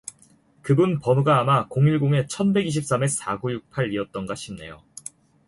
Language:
Korean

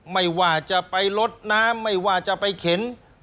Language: Thai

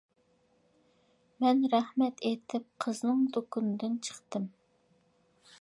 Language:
Uyghur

